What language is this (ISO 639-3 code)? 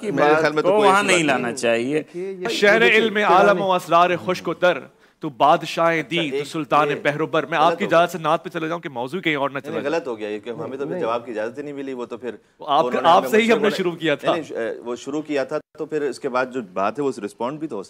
hin